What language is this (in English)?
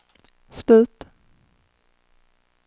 Swedish